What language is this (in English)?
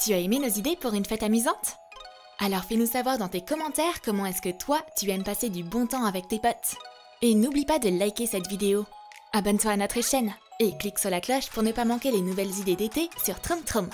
French